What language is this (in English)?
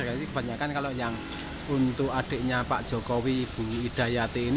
Indonesian